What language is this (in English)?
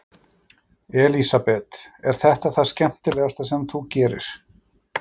Icelandic